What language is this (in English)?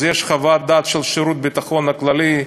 Hebrew